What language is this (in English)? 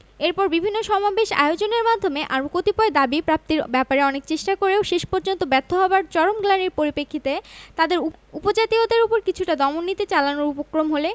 Bangla